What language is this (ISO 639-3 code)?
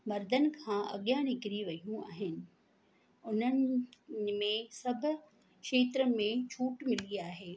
snd